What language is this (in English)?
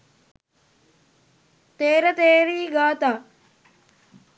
Sinhala